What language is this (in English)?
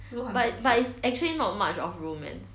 English